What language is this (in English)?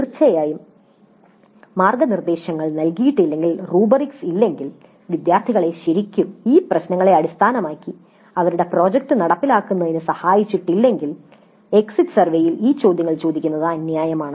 Malayalam